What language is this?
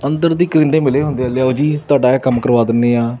Punjabi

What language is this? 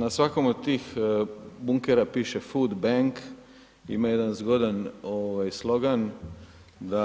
Croatian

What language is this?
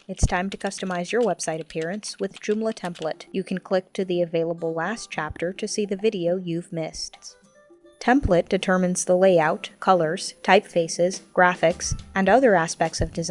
English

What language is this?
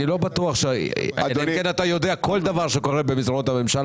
Hebrew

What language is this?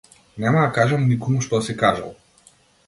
Macedonian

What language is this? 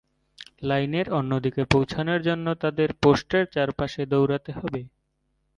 Bangla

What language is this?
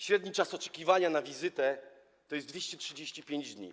Polish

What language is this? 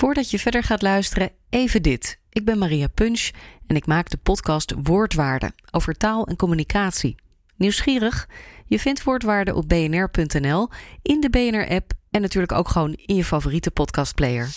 Dutch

